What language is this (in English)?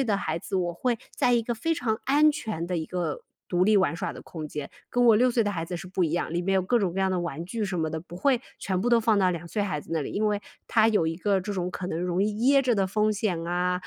Chinese